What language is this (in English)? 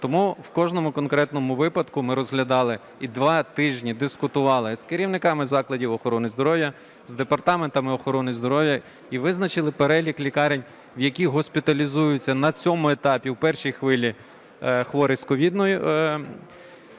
Ukrainian